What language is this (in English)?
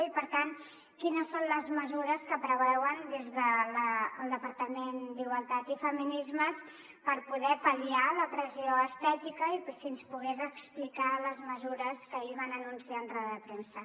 Catalan